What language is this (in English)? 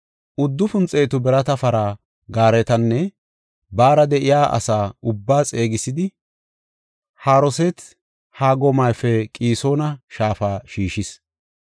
Gofa